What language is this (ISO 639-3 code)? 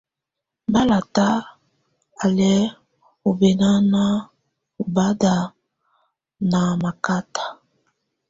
tvu